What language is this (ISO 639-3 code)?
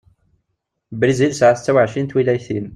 kab